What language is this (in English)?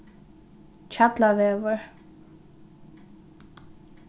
Faroese